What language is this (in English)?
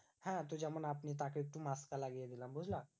Bangla